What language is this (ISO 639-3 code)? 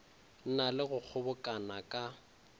nso